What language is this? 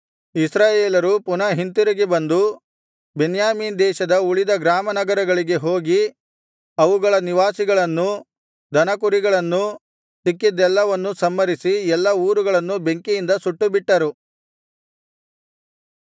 Kannada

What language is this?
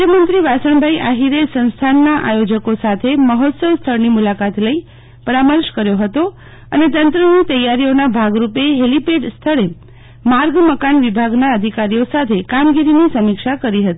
Gujarati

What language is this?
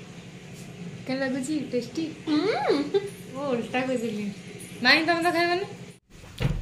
Punjabi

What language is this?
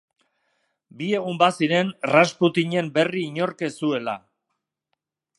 Basque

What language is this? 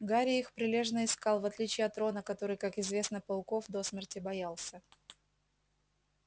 Russian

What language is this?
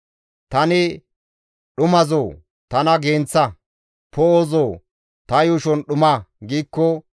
Gamo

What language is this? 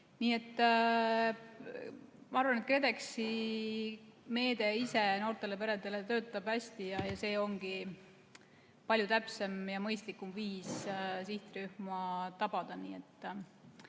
Estonian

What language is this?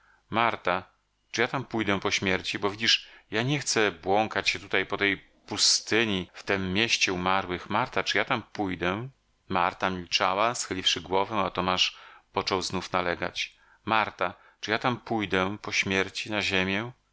Polish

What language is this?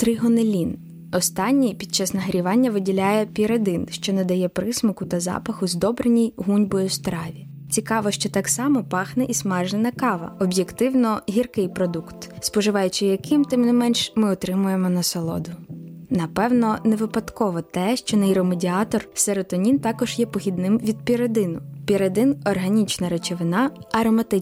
Ukrainian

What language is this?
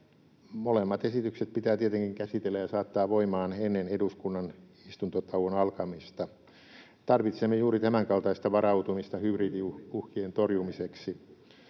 Finnish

